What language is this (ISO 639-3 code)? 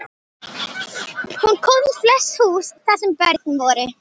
isl